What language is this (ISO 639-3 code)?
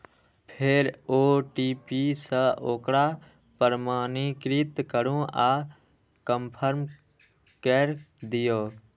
mai